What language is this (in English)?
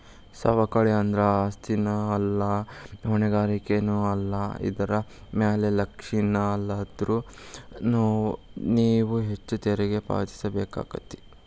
Kannada